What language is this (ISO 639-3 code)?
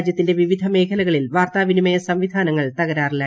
mal